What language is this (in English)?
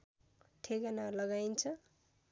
Nepali